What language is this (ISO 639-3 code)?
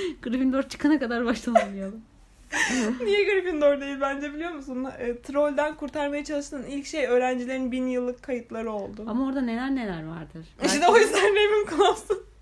tur